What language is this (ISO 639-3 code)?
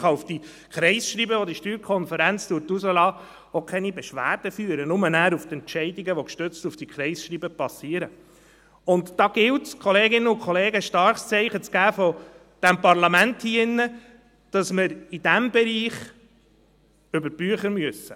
gsw